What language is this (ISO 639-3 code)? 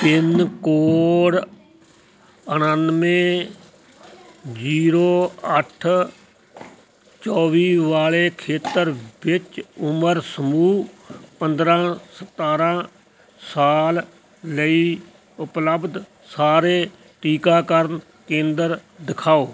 pan